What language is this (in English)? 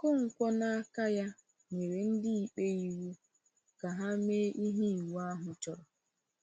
Igbo